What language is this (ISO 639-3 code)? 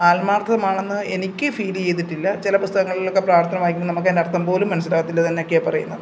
mal